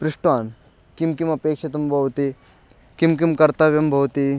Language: Sanskrit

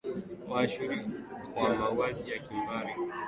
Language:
Swahili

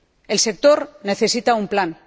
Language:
Spanish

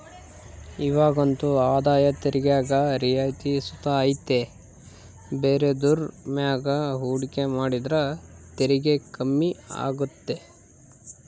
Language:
Kannada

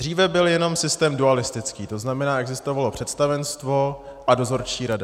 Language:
Czech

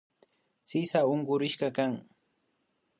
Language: Imbabura Highland Quichua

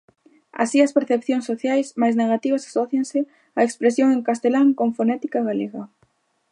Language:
Galician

